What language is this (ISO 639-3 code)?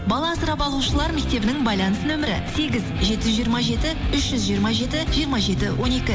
kaz